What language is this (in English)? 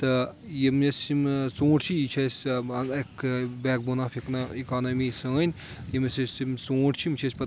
Kashmiri